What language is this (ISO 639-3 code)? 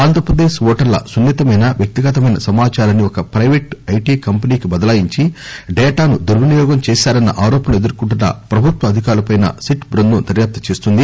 tel